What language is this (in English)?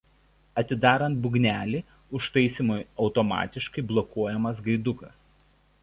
Lithuanian